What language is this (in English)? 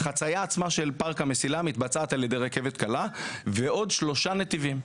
Hebrew